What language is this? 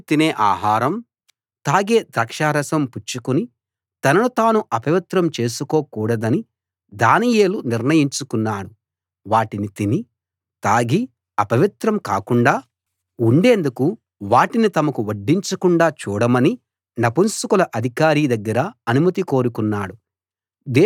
Telugu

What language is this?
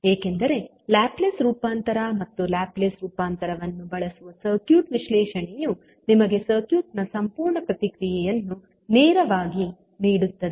Kannada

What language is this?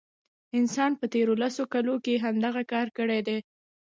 Pashto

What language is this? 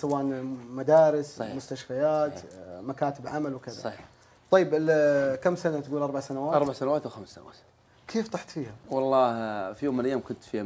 Arabic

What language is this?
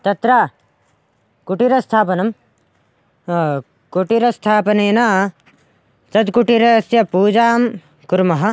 Sanskrit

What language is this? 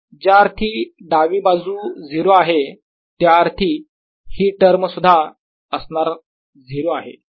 Marathi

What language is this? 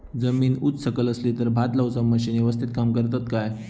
Marathi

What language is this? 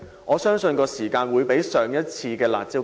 Cantonese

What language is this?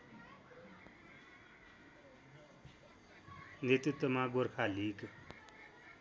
Nepali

